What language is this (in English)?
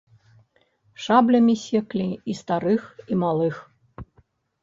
Belarusian